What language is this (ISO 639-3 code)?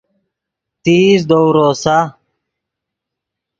ydg